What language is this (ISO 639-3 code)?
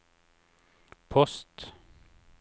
nor